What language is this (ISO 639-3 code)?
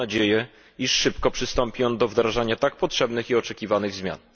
pol